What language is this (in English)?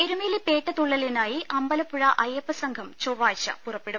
Malayalam